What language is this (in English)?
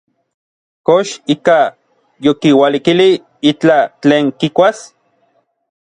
Orizaba Nahuatl